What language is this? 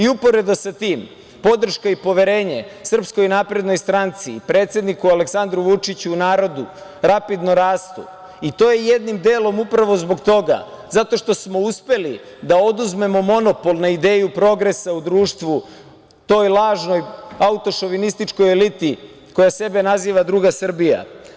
Serbian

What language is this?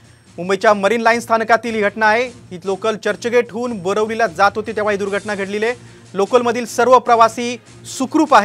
Romanian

